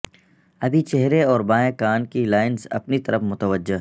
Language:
Urdu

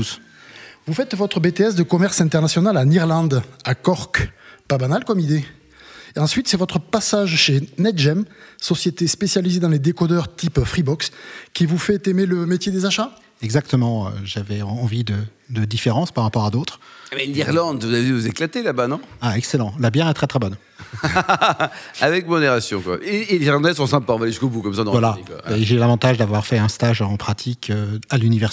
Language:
French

